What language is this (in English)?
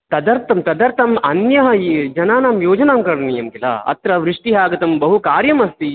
Sanskrit